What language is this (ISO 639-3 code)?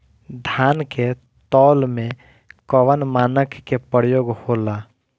bho